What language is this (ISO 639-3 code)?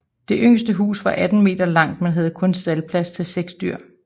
dan